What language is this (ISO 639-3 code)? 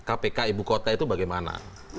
ind